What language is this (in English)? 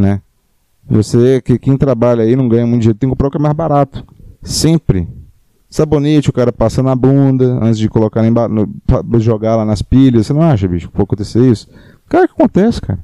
Portuguese